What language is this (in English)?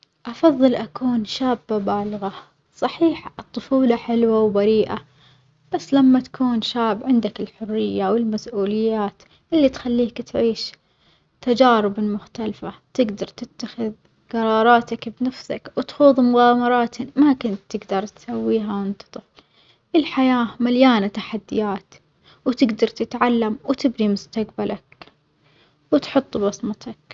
Omani Arabic